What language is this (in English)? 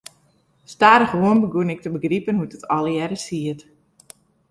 Western Frisian